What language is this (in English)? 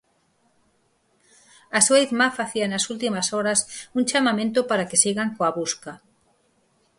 Galician